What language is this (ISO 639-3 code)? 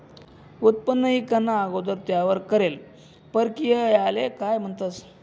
mar